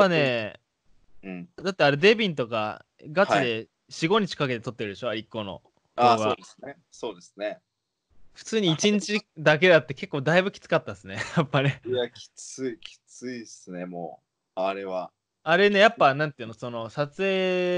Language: Japanese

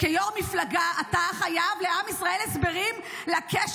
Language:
Hebrew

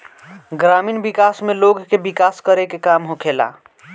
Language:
Bhojpuri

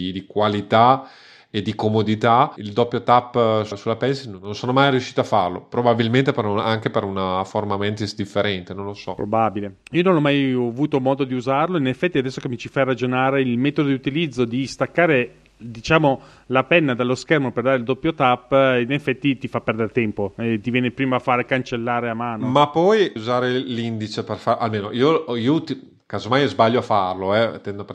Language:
Italian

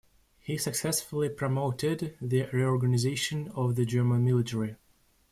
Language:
English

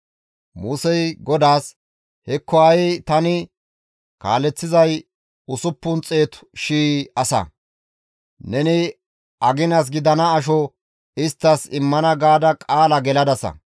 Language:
Gamo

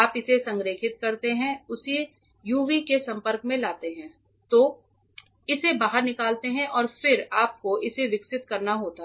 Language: Hindi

